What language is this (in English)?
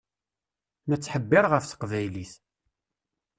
Kabyle